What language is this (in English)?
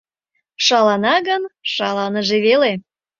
Mari